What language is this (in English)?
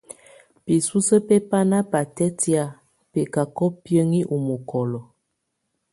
Tunen